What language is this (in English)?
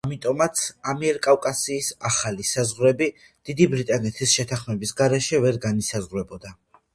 Georgian